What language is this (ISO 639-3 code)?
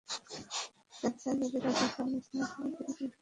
ben